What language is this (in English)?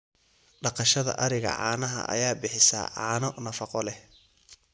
Somali